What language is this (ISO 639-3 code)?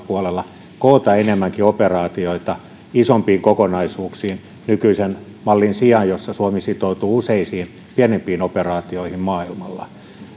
fin